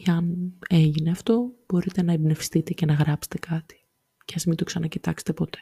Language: Greek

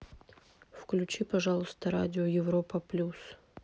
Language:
Russian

